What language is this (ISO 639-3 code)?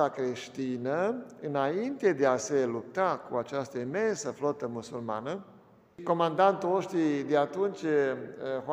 ron